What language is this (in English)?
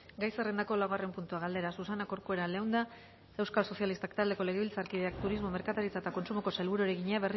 Basque